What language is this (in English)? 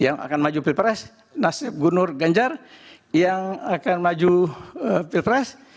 Indonesian